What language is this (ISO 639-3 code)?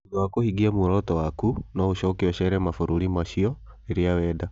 kik